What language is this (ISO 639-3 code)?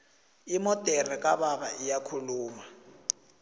nbl